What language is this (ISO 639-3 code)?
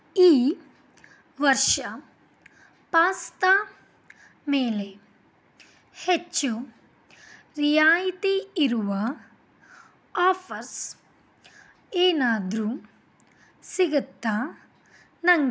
kan